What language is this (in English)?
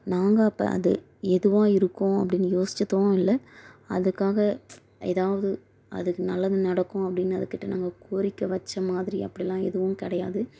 Tamil